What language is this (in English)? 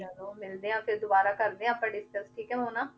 Punjabi